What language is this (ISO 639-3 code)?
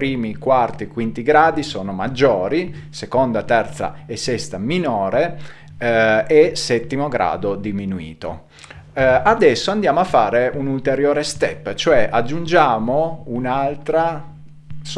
ita